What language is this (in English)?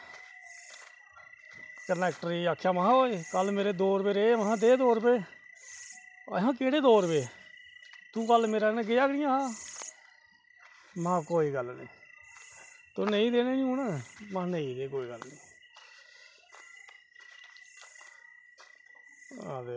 Dogri